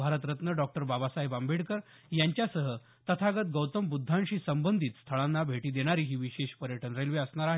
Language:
Marathi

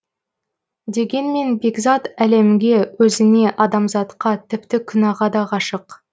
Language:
Kazakh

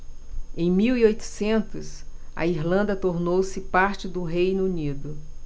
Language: Portuguese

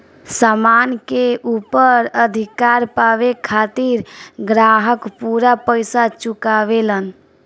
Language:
Bhojpuri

